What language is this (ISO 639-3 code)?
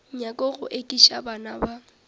nso